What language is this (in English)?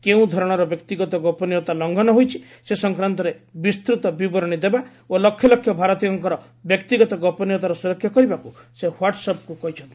Odia